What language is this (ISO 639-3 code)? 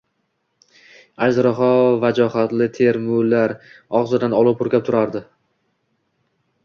uzb